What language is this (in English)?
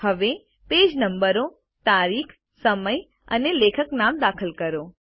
Gujarati